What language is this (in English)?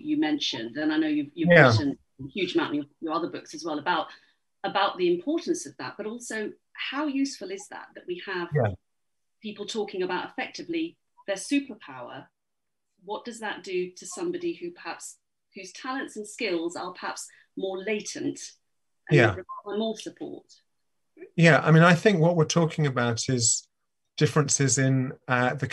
English